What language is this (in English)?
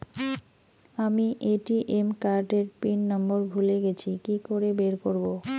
Bangla